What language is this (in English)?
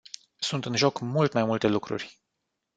Romanian